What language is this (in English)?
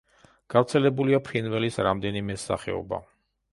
Georgian